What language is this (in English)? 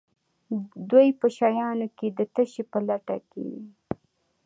Pashto